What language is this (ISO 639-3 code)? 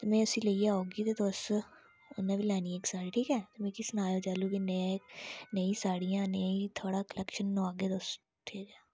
doi